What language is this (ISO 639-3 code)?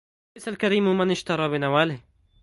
ara